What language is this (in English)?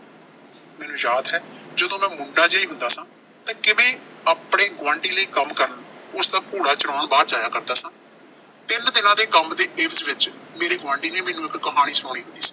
Punjabi